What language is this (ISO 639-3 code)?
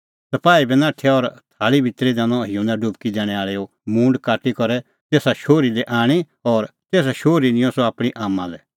kfx